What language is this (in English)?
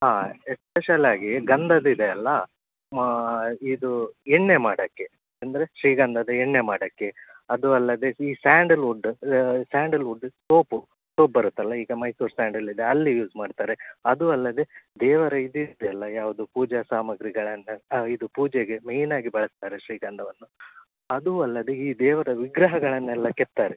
Kannada